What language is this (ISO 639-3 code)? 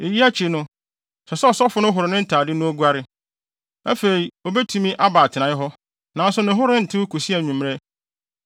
aka